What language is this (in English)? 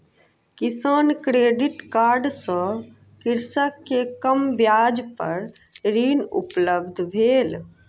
Maithili